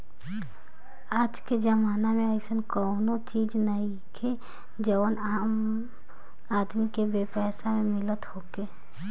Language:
Bhojpuri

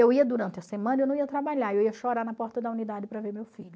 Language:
Portuguese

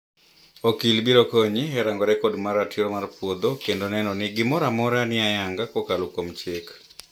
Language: Luo (Kenya and Tanzania)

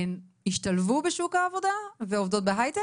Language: Hebrew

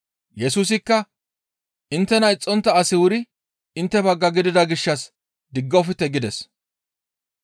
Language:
Gamo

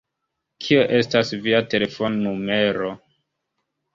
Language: Esperanto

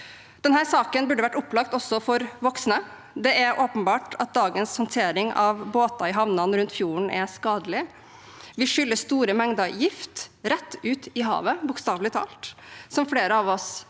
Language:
Norwegian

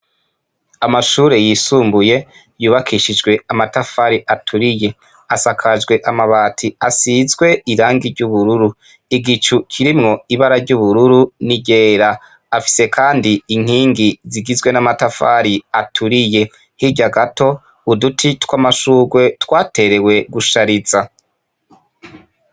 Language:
Rundi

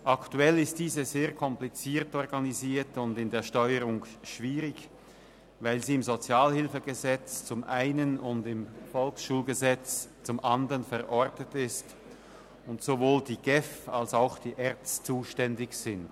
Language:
Swiss German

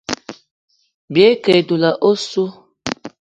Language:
Eton (Cameroon)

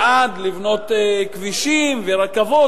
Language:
Hebrew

